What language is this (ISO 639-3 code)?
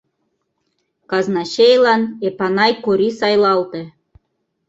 chm